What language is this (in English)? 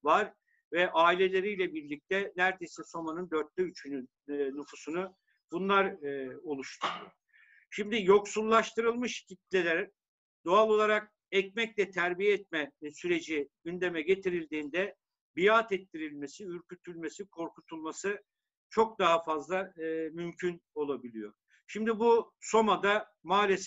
Turkish